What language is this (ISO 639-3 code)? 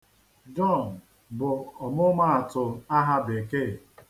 ibo